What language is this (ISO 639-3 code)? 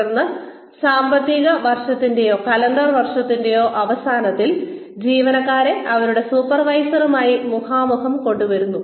mal